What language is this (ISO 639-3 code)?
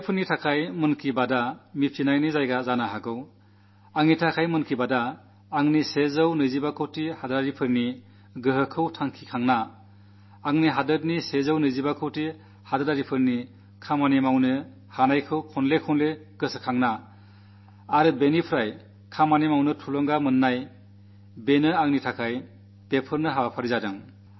mal